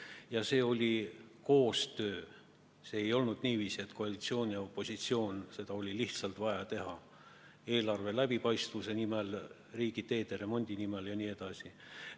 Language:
Estonian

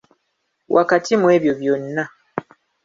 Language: Ganda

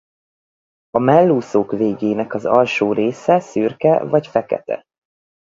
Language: Hungarian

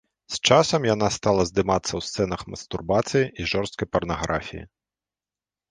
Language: Belarusian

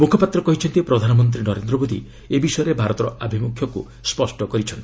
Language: Odia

